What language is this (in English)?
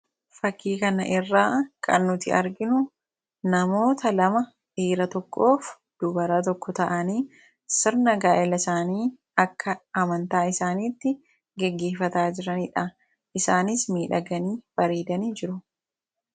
Oromo